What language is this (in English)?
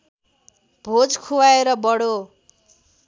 Nepali